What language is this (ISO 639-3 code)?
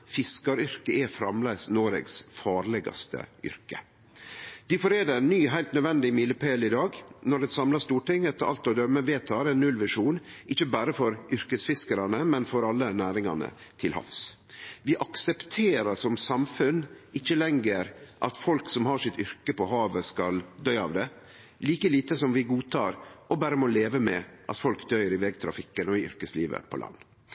nno